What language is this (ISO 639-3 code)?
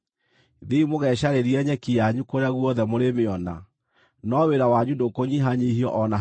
kik